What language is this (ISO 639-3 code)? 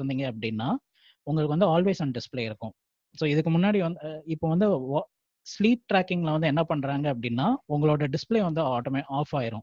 tam